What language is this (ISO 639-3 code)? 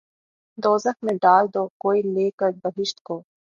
urd